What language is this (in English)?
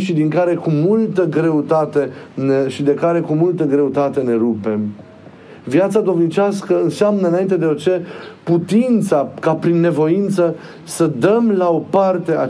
Romanian